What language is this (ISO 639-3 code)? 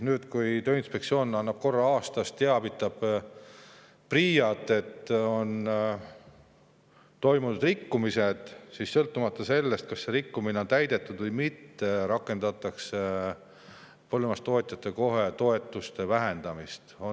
est